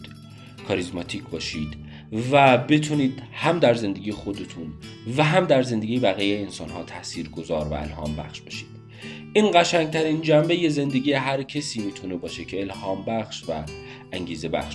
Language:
Persian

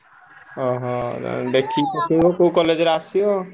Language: Odia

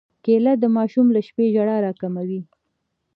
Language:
Pashto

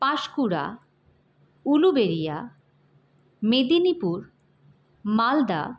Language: Bangla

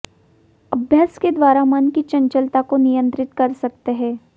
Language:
Hindi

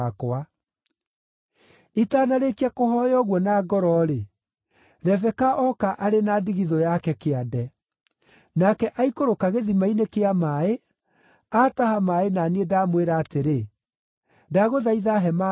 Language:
Kikuyu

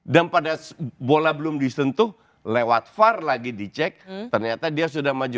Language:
Indonesian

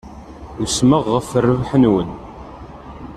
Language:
Kabyle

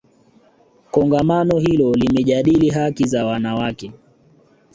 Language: Swahili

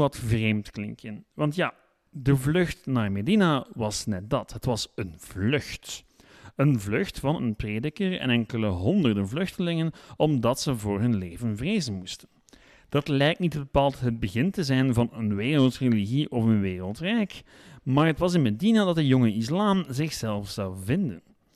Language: Dutch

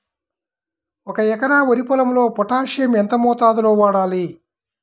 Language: Telugu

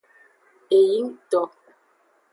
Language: Aja (Benin)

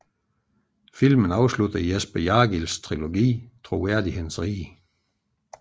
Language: Danish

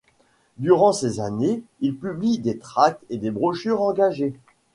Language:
French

